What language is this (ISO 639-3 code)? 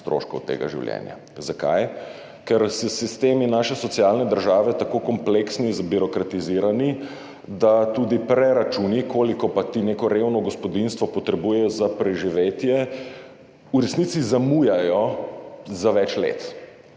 slv